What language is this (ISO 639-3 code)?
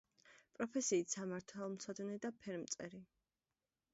kat